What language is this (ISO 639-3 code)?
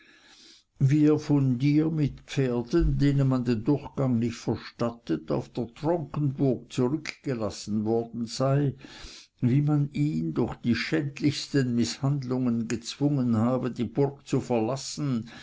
deu